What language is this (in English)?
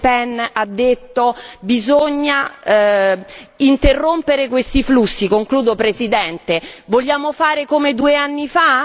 Italian